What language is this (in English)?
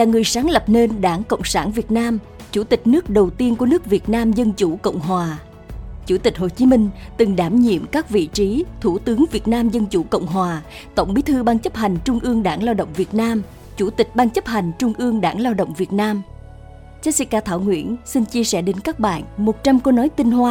Vietnamese